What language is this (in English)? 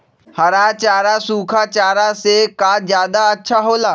Magahi